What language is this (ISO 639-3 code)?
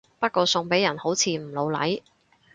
yue